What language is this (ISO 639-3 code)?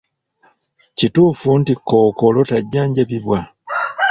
lug